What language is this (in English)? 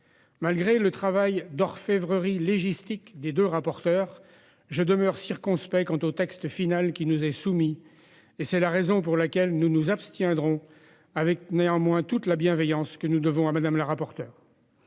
French